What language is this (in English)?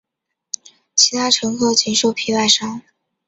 Chinese